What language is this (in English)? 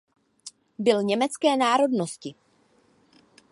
Czech